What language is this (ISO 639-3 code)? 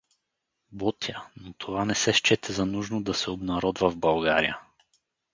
bul